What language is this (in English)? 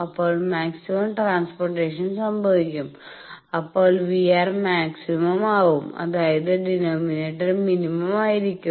Malayalam